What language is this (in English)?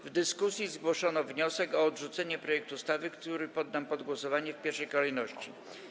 Polish